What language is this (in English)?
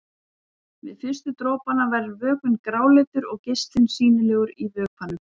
Icelandic